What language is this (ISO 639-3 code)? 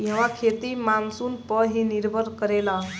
bho